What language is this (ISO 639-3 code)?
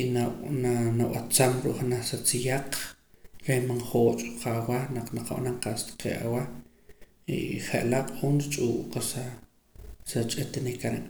poc